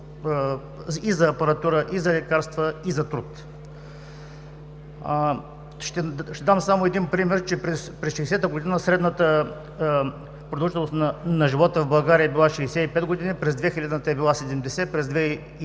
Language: Bulgarian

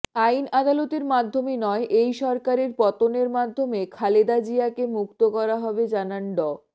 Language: Bangla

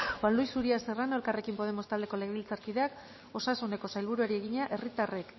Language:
Basque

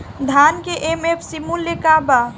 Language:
Bhojpuri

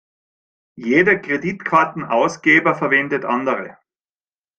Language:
German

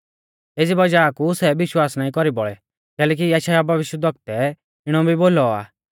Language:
Mahasu Pahari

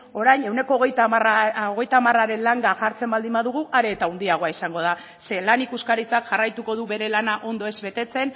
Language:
Basque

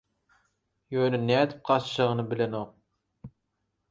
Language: Turkmen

